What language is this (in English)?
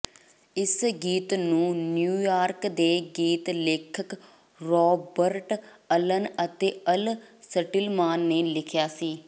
Punjabi